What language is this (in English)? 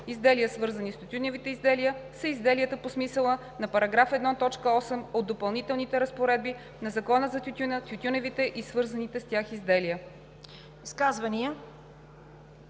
Bulgarian